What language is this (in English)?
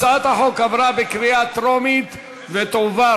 Hebrew